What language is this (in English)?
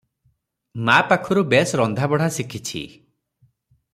Odia